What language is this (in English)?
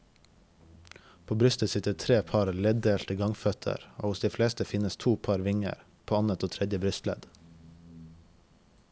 Norwegian